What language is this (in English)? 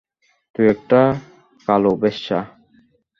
Bangla